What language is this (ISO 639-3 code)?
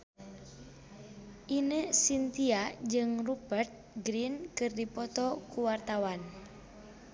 sun